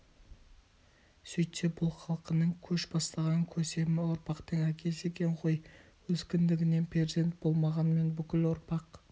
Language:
Kazakh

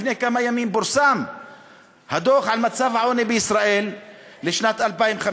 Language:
Hebrew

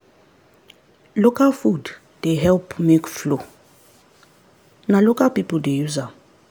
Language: Nigerian Pidgin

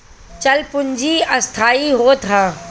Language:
Bhojpuri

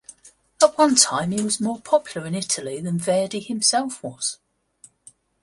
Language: English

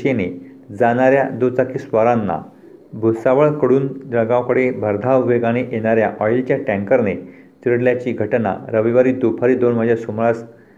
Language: Marathi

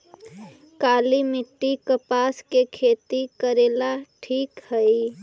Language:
Magahi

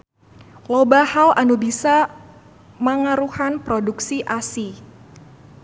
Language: Sundanese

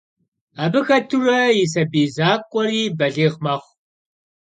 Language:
Kabardian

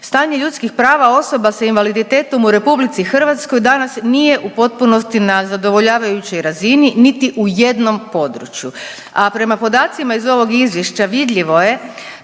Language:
Croatian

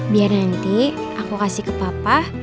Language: Indonesian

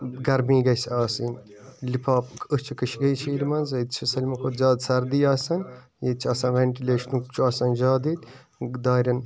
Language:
Kashmiri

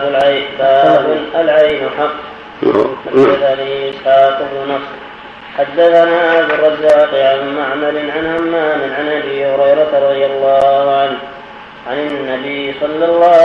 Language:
Arabic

